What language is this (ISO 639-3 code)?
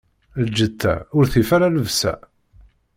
kab